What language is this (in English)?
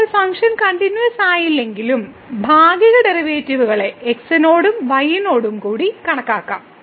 Malayalam